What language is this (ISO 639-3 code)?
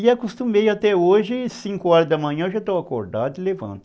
por